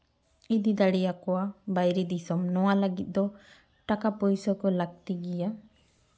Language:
Santali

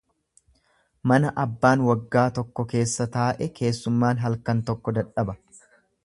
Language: Oromo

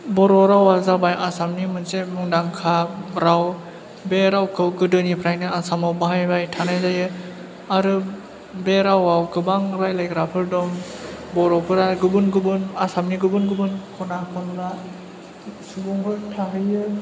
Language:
Bodo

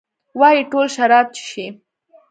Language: Pashto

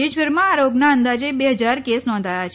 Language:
Gujarati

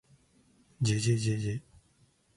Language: Japanese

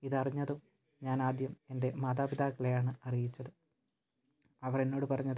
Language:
Malayalam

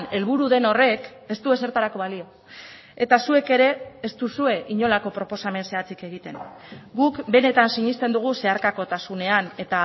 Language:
Basque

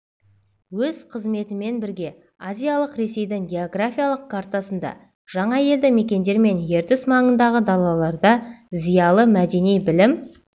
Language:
Kazakh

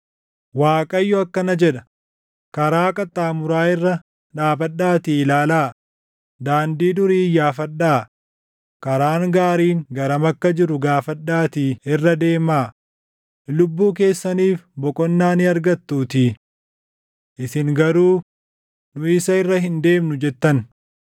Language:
Oromo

